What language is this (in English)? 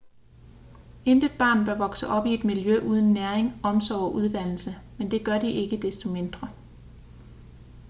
Danish